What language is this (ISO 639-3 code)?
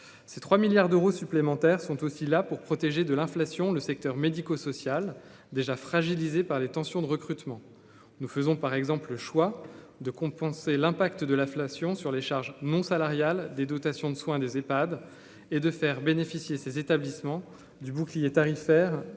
fra